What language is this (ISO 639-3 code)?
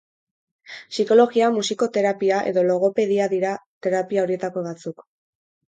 eus